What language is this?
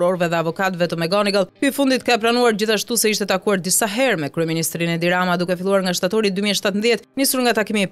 Romanian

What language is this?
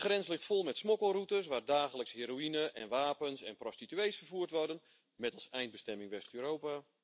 Dutch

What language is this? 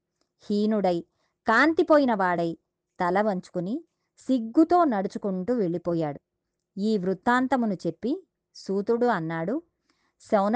Telugu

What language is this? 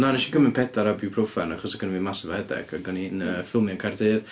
Welsh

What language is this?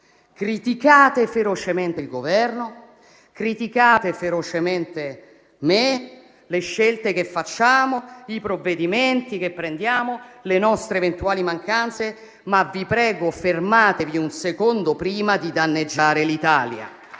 Italian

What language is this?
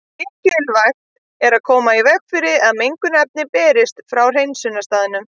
Icelandic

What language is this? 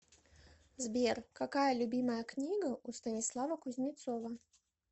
Russian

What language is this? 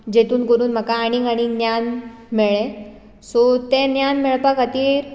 Konkani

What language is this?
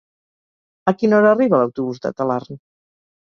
Catalan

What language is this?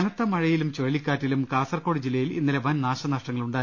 Malayalam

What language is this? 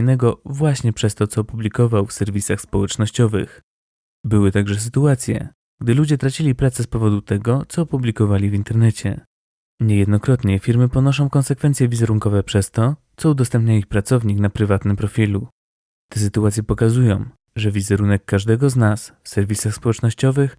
Polish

